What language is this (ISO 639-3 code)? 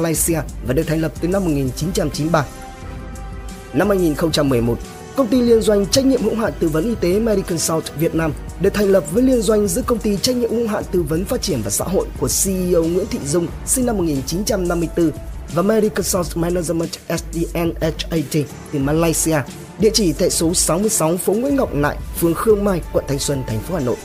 vie